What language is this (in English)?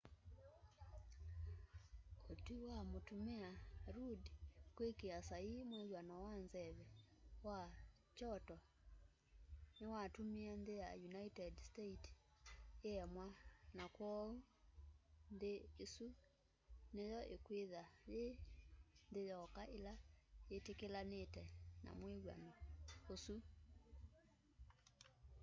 Kamba